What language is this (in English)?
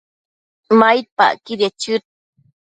Matsés